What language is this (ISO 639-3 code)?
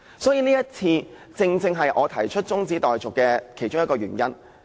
yue